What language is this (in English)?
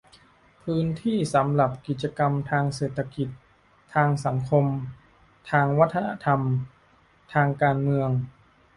Thai